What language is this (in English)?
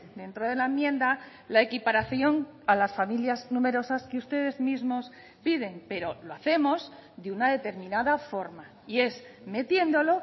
Spanish